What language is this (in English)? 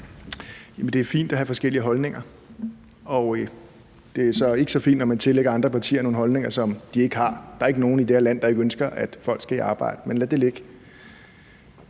Danish